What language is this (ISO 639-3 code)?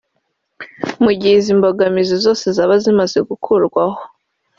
kin